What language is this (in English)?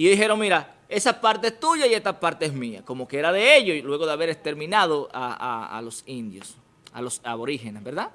Spanish